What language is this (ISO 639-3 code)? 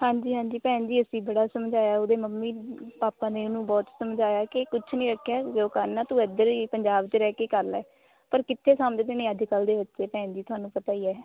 pan